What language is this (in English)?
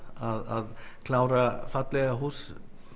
Icelandic